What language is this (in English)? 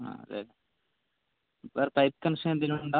Malayalam